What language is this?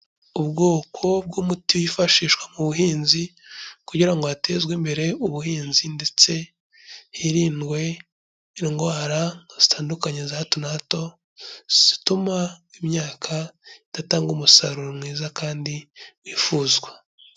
Kinyarwanda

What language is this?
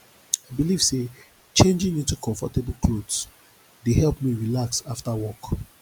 Nigerian Pidgin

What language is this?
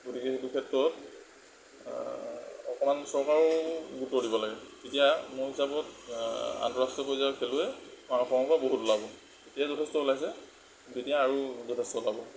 Assamese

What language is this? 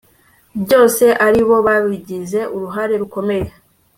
Kinyarwanda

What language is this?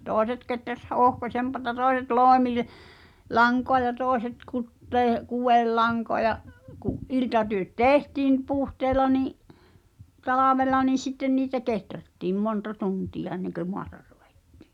Finnish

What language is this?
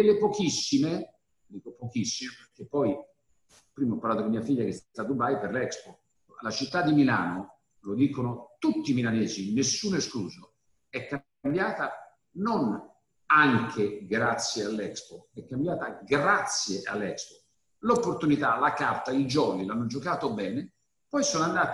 Italian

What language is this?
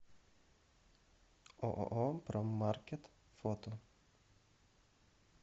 Russian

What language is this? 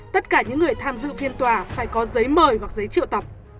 Vietnamese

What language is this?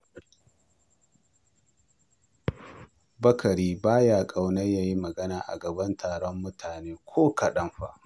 Hausa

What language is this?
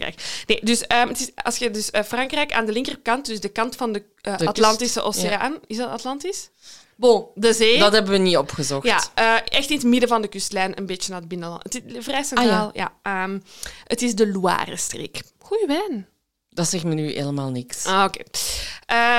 Dutch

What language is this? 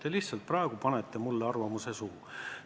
Estonian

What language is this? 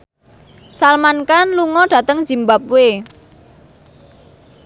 Javanese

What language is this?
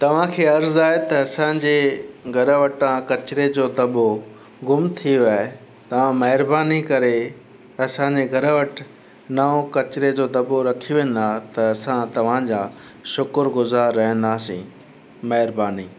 Sindhi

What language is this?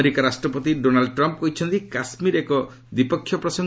Odia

